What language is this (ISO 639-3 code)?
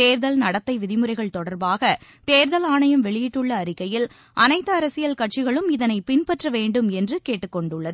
tam